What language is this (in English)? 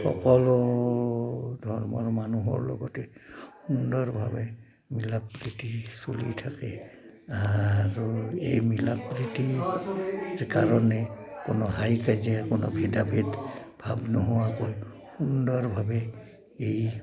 Assamese